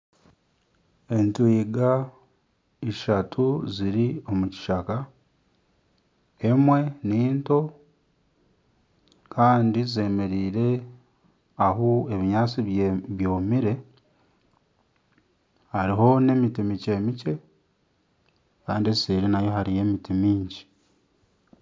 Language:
Nyankole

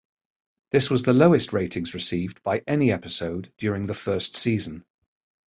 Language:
English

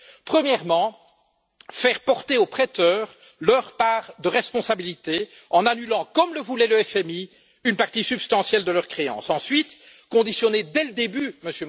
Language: French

